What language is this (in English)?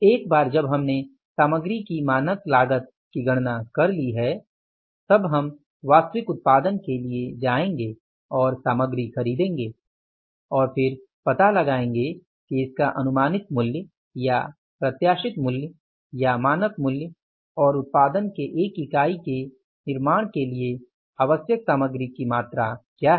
Hindi